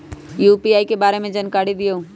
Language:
Magahi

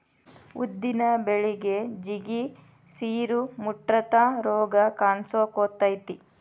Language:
Kannada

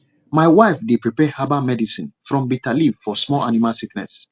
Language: Nigerian Pidgin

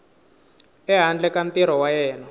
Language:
Tsonga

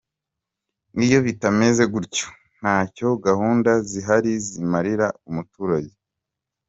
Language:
Kinyarwanda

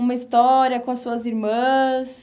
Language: Portuguese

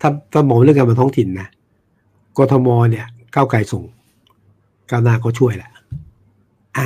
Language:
Thai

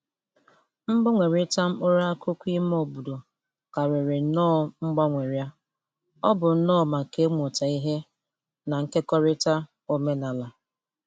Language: Igbo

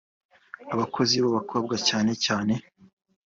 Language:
Kinyarwanda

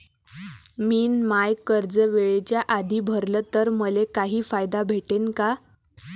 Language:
Marathi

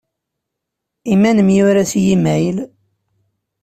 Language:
Kabyle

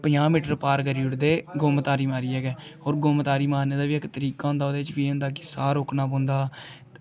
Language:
Dogri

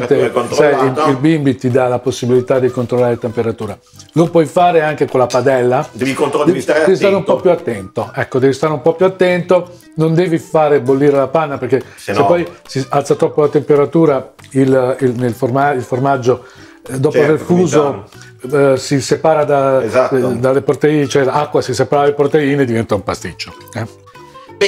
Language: Italian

